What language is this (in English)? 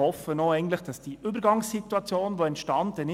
Swiss German